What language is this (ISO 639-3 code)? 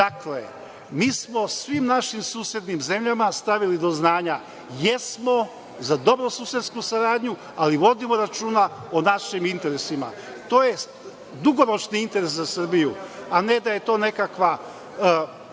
srp